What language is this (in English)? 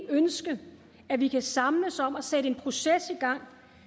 Danish